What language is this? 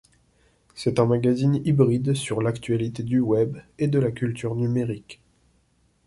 French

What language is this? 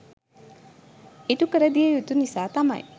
Sinhala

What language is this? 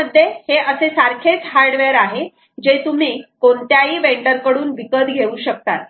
Marathi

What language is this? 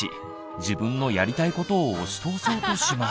Japanese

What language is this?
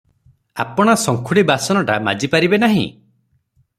Odia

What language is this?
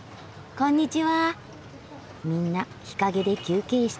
Japanese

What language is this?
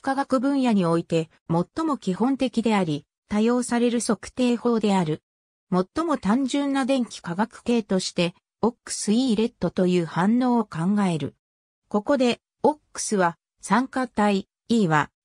Japanese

